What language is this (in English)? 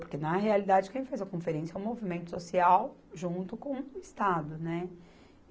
Portuguese